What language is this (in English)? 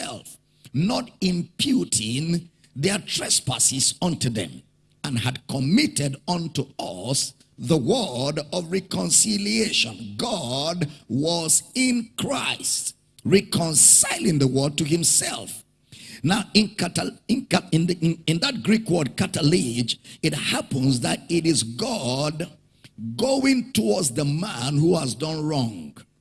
English